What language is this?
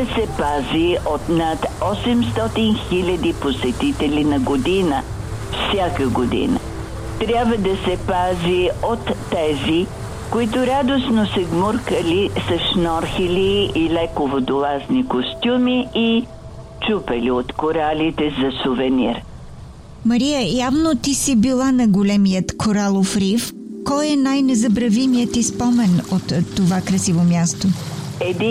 Bulgarian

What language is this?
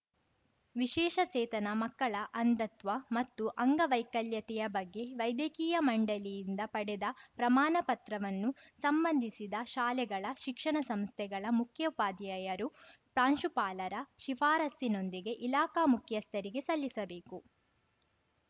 Kannada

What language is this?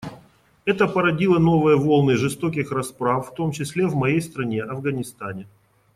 Russian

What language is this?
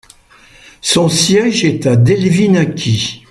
French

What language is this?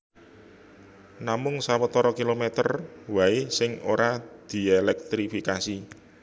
Javanese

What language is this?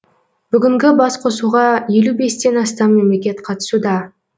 Kazakh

